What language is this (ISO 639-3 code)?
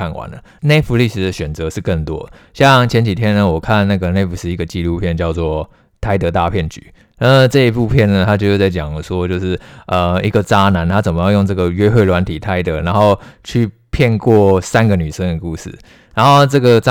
zho